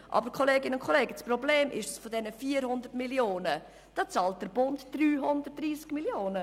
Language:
Swiss German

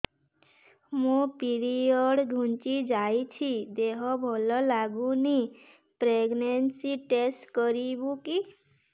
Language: Odia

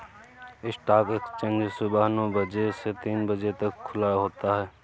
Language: Hindi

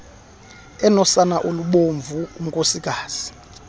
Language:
Xhosa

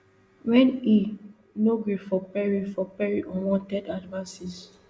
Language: Nigerian Pidgin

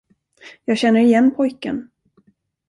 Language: Swedish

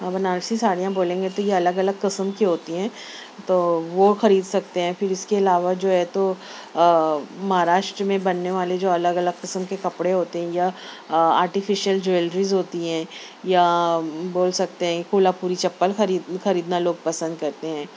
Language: Urdu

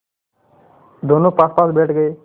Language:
Hindi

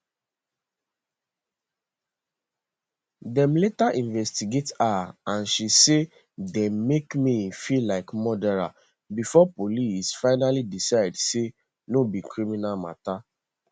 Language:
Nigerian Pidgin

